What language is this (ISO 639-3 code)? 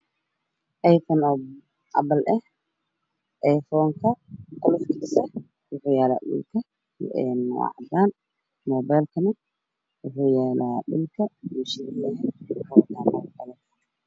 som